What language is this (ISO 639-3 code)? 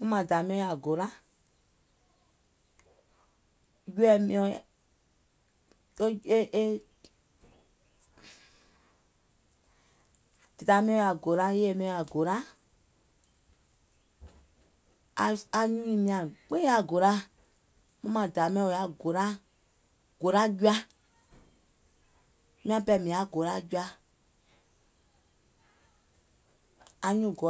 gol